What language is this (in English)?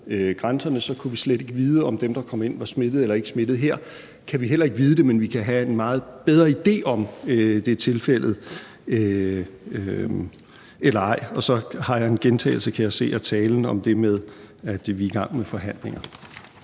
Danish